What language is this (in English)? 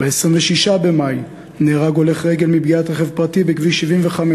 Hebrew